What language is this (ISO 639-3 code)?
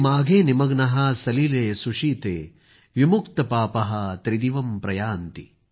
mar